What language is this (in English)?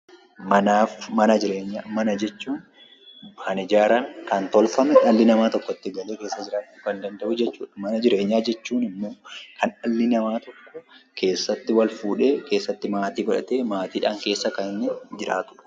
Oromo